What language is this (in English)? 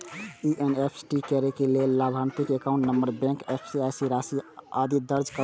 Maithili